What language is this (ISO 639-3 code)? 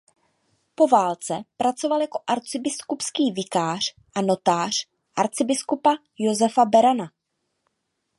ces